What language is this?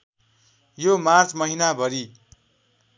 Nepali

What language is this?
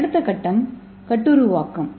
Tamil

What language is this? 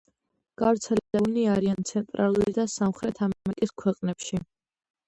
Georgian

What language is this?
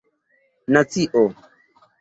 Esperanto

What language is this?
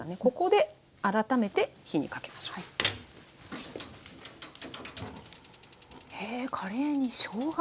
Japanese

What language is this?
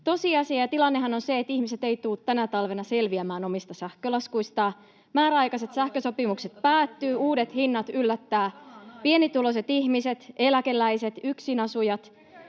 Finnish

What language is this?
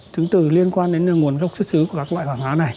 Vietnamese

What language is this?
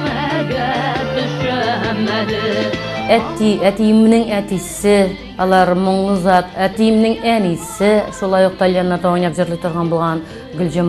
Turkish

